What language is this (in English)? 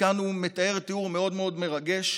Hebrew